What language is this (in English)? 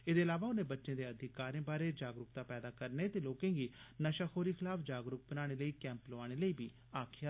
Dogri